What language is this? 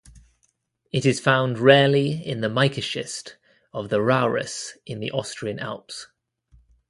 English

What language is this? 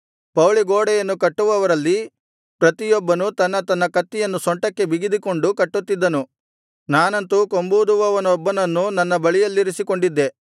Kannada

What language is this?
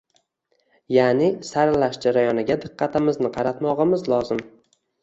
Uzbek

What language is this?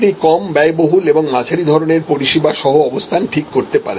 Bangla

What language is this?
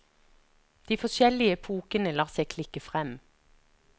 Norwegian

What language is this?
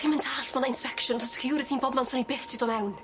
Welsh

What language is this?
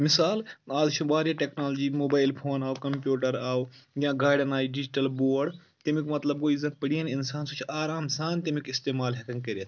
Kashmiri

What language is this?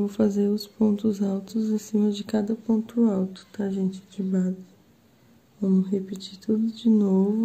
Portuguese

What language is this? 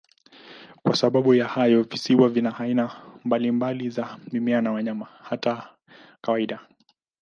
Swahili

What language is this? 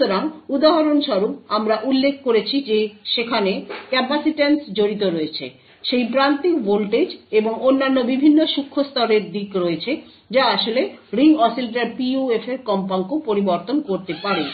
Bangla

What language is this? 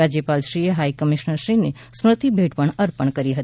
Gujarati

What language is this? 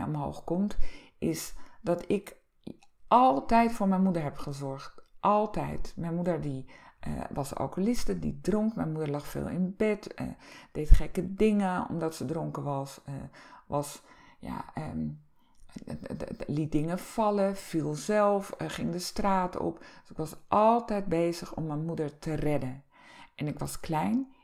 Dutch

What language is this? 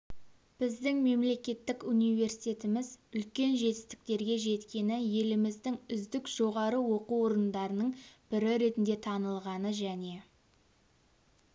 Kazakh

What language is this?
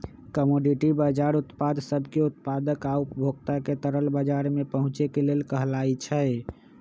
Magahi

